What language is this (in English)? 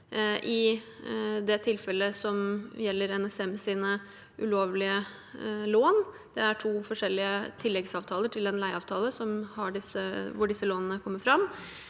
Norwegian